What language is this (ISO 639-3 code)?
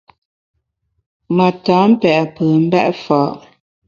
bax